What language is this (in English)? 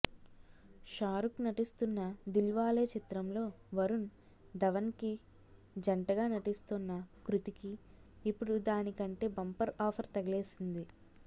Telugu